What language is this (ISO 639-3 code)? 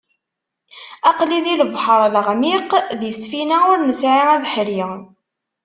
kab